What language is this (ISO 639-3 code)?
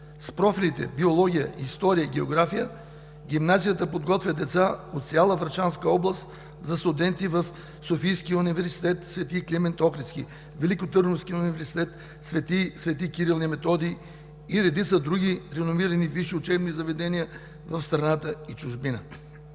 bul